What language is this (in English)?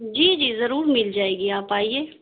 Urdu